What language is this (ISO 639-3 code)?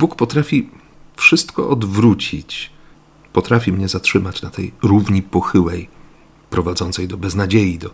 pol